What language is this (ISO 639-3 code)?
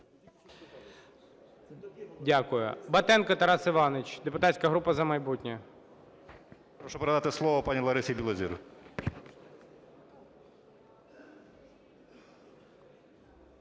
ukr